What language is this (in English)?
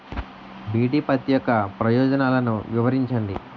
Telugu